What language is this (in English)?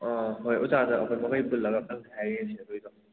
Manipuri